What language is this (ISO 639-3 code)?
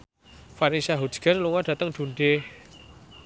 jav